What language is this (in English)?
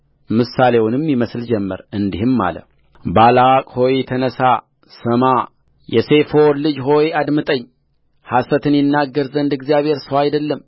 Amharic